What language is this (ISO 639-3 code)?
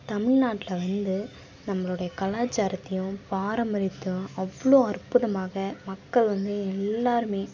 tam